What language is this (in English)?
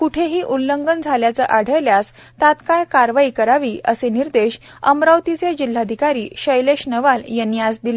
Marathi